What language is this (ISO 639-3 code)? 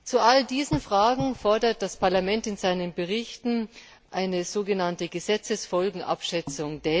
deu